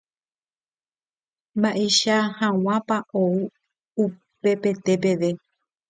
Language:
Guarani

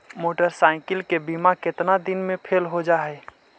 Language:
Magahi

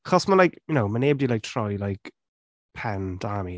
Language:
Welsh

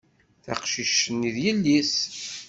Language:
Kabyle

